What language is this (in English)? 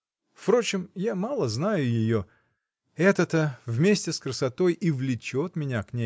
Russian